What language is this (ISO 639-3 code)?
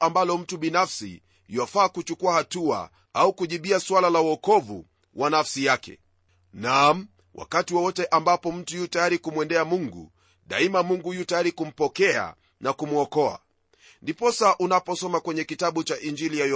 swa